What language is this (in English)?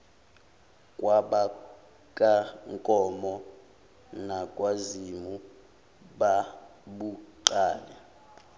Zulu